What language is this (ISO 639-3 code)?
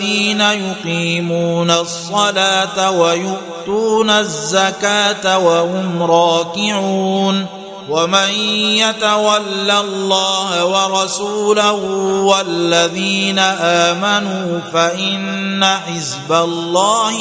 ara